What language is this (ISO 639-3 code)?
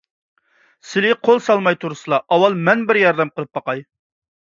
uig